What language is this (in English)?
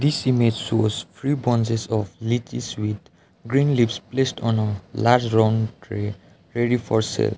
English